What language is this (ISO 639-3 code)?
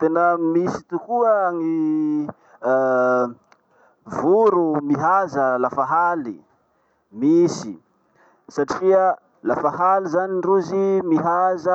msh